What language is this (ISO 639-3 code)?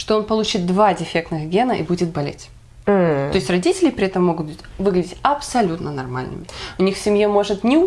rus